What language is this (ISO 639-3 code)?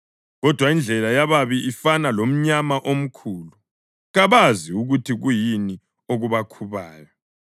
nde